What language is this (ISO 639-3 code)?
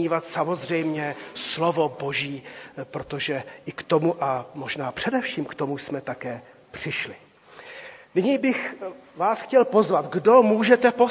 ces